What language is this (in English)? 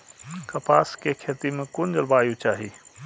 Maithili